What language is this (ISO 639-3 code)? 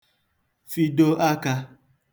ibo